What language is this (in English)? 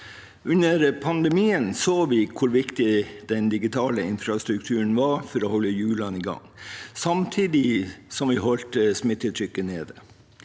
Norwegian